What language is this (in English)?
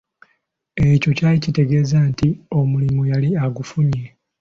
Ganda